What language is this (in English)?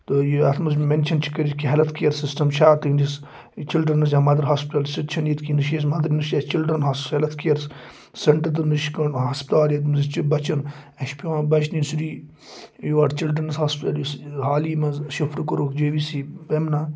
Kashmiri